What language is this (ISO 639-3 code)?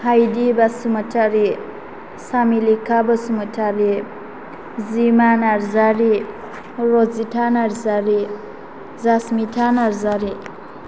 brx